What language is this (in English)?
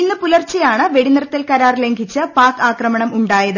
Malayalam